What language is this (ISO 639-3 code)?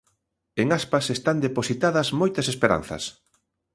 glg